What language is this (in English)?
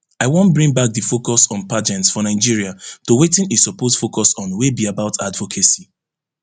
Nigerian Pidgin